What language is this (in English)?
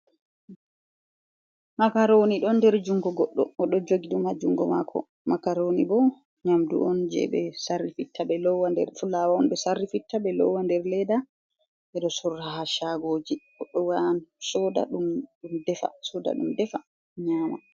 Fula